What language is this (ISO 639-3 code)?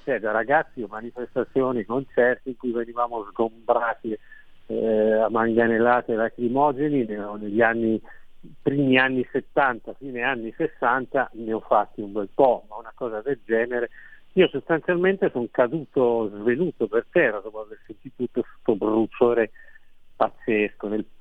ita